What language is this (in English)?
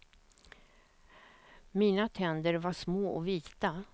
Swedish